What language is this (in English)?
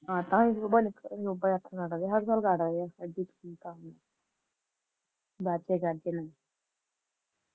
Punjabi